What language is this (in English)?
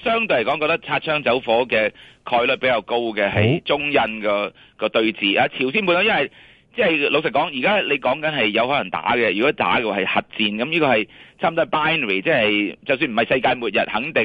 Chinese